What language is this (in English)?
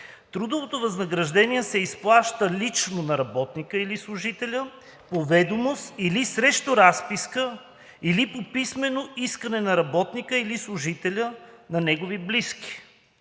Bulgarian